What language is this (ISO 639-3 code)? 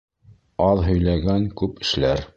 bak